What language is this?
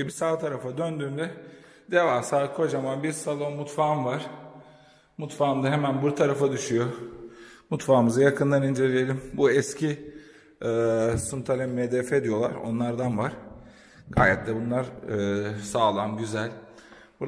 Turkish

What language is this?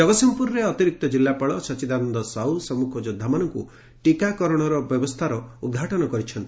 Odia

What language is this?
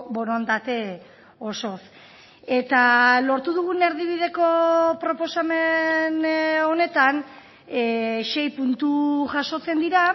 Basque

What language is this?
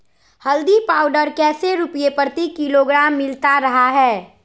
Magahi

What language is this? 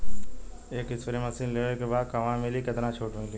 Bhojpuri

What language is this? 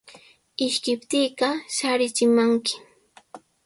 Sihuas Ancash Quechua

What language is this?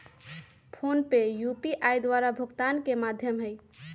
Magahi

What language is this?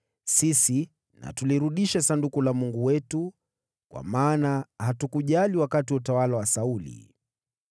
Swahili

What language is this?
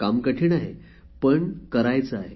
Marathi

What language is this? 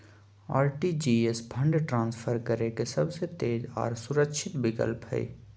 Magahi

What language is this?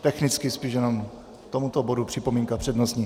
Czech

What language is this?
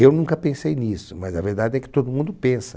Portuguese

